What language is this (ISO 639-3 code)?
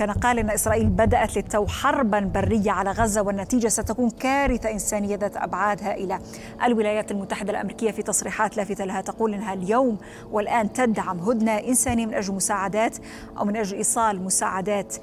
ara